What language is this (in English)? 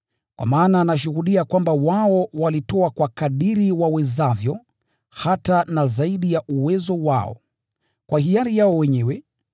Swahili